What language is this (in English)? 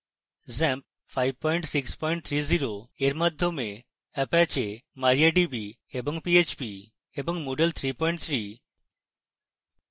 Bangla